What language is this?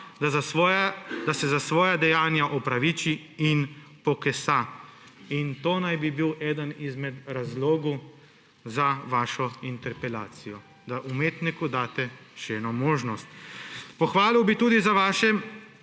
Slovenian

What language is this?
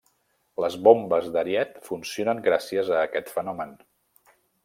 Catalan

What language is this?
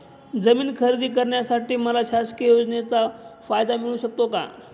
Marathi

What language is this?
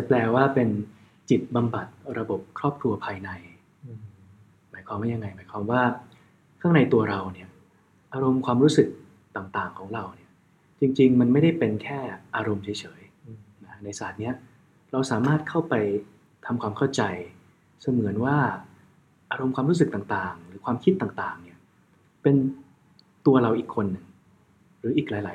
Thai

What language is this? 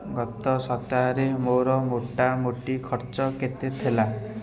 Odia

